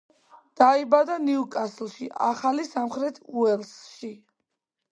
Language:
Georgian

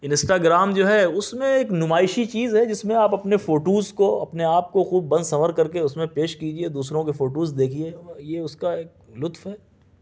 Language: Urdu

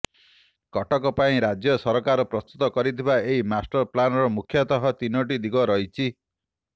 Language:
Odia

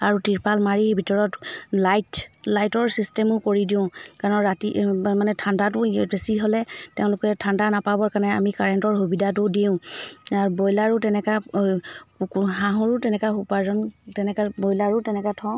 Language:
Assamese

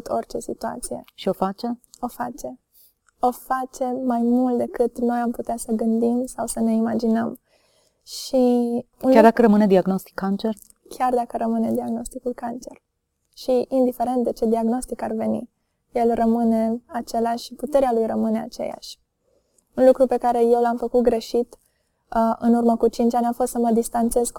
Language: Romanian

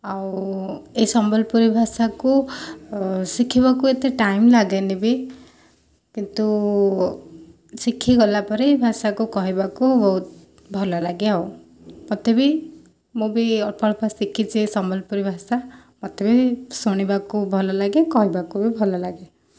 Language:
Odia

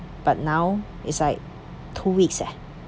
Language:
English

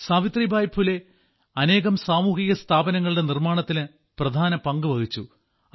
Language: Malayalam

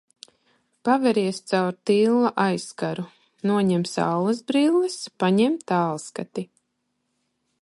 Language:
Latvian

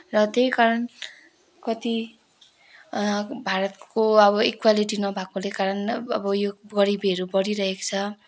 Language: Nepali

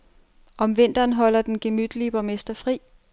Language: Danish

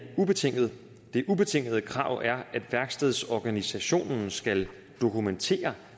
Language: Danish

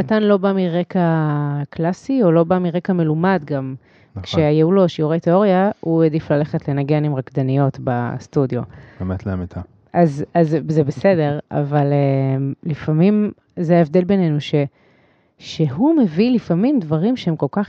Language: Hebrew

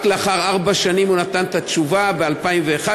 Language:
Hebrew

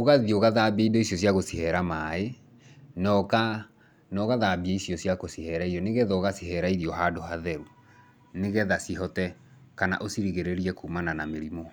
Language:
Kikuyu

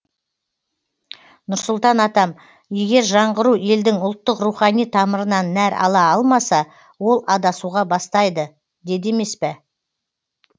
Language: Kazakh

